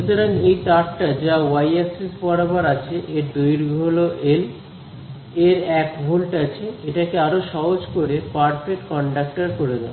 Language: Bangla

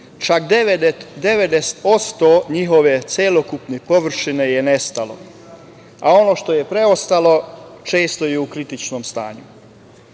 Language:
Serbian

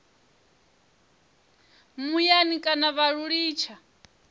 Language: Venda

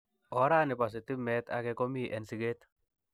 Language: Kalenjin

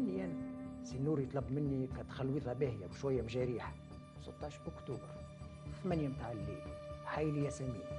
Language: Arabic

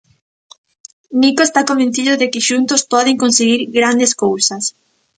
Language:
Galician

